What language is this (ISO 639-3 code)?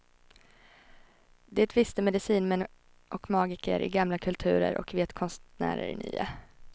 swe